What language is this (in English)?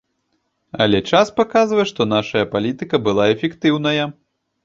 Belarusian